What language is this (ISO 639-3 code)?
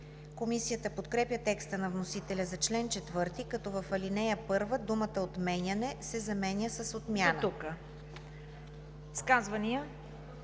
bul